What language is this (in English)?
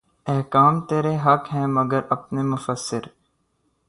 Urdu